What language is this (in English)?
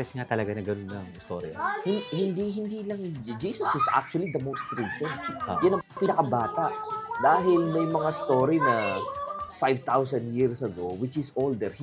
Filipino